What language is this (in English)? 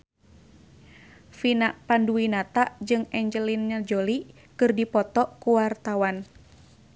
Sundanese